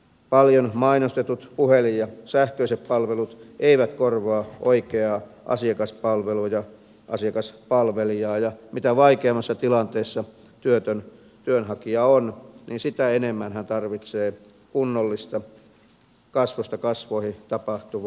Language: Finnish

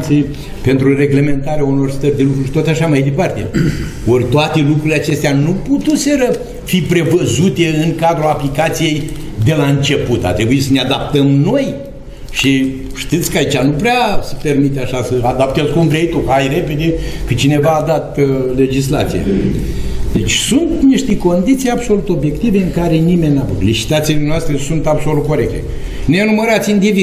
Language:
Romanian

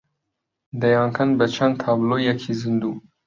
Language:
Central Kurdish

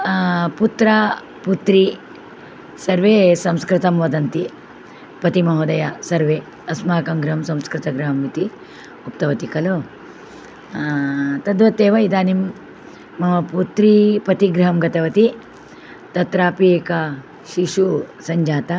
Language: Sanskrit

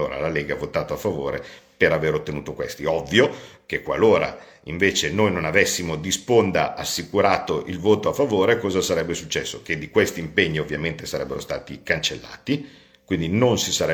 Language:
Italian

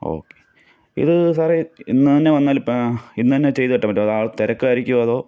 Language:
Malayalam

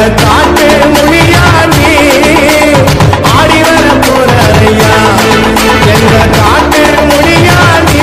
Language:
Hindi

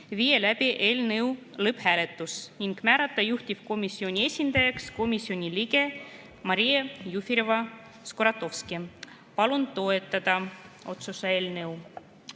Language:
Estonian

